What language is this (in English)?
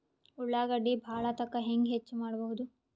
Kannada